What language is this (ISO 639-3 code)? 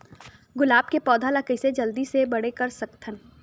hne